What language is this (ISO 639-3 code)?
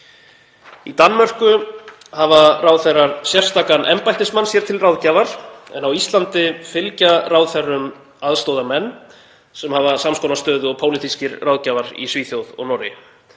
isl